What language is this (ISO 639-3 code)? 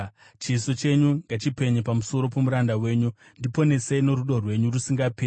sna